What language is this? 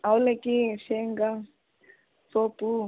Kannada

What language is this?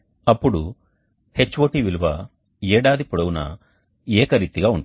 Telugu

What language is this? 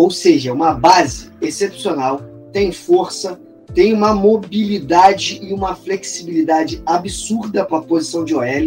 Portuguese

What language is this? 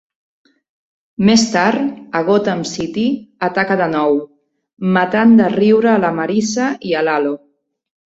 Catalan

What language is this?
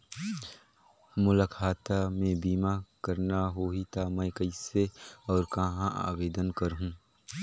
Chhattisgarhi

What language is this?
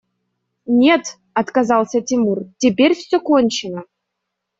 Russian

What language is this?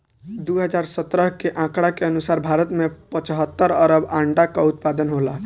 Bhojpuri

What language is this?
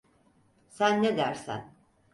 Turkish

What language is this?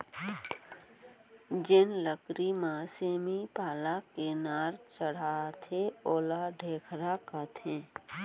Chhattisgarhi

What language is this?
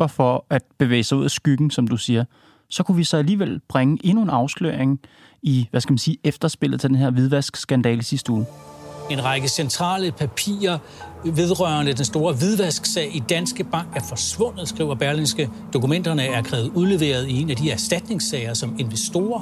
Danish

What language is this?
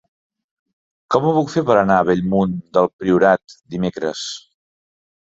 Catalan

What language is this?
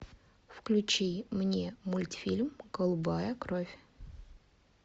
Russian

